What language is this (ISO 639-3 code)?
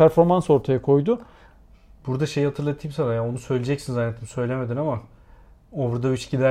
tur